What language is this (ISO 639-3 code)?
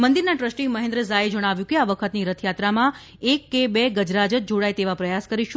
guj